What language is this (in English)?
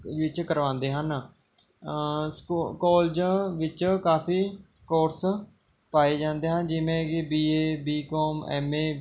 Punjabi